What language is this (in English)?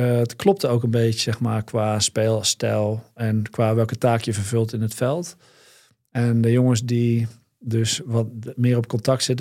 Dutch